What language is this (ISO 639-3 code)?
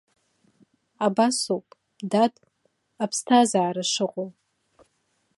abk